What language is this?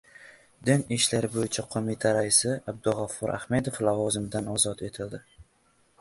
Uzbek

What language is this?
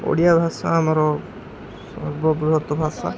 Odia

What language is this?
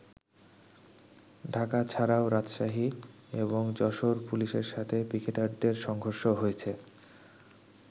Bangla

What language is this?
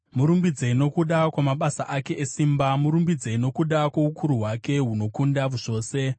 Shona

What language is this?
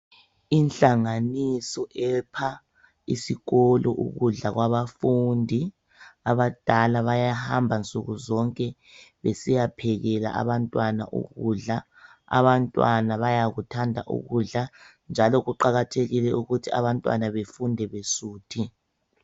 North Ndebele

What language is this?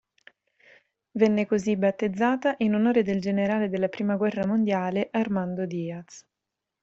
Italian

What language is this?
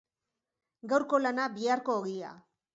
Basque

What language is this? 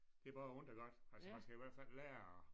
Danish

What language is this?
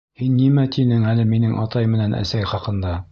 Bashkir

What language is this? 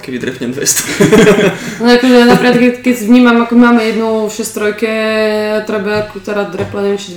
Slovak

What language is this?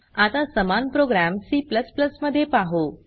Marathi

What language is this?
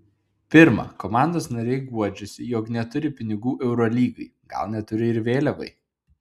Lithuanian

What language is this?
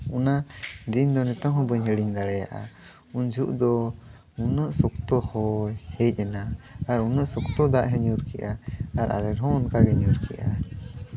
Santali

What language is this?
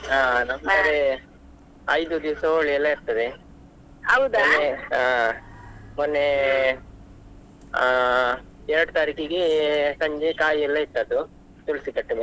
Kannada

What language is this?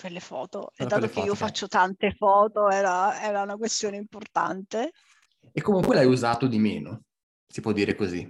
Italian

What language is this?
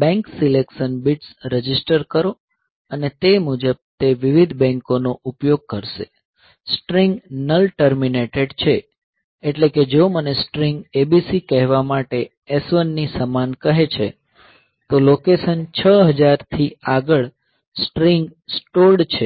Gujarati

